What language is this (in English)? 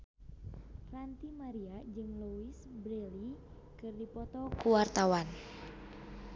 Sundanese